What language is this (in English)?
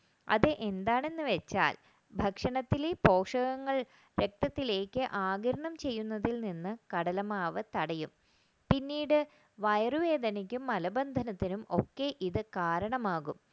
Malayalam